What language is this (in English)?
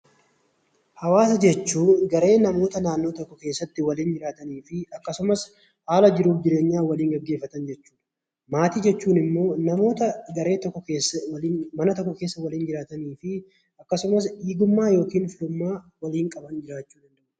Oromo